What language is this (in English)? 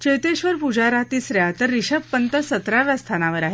Marathi